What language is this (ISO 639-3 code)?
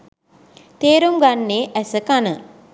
sin